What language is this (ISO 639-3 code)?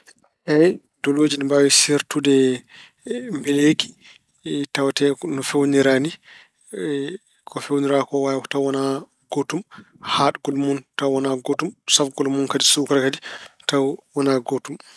ful